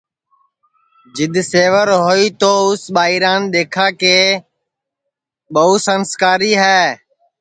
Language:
Sansi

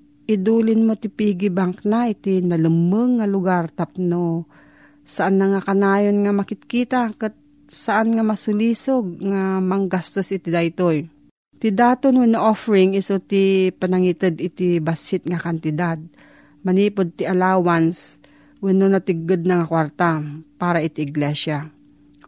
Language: Filipino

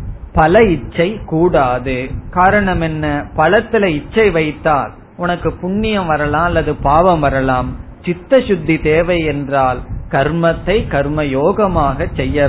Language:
Tamil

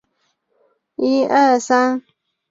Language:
Chinese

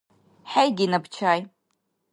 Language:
Dargwa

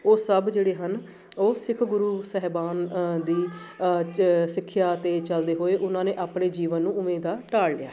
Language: Punjabi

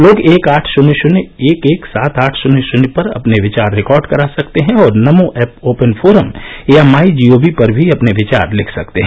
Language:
Hindi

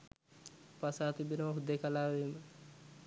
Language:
Sinhala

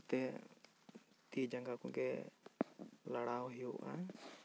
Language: Santali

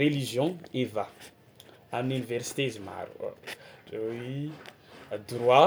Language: Tsimihety Malagasy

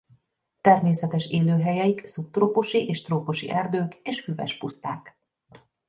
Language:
Hungarian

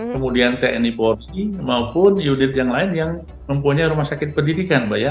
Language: Indonesian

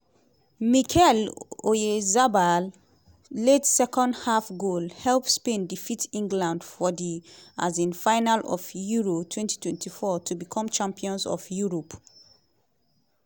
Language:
Nigerian Pidgin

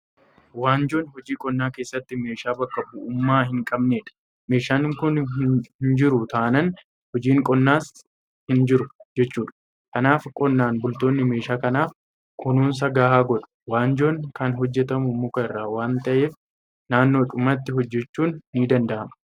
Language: Oromo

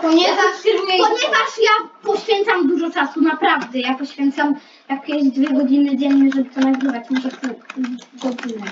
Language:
Polish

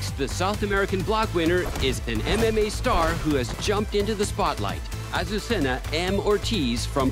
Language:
Japanese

